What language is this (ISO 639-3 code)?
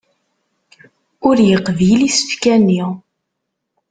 kab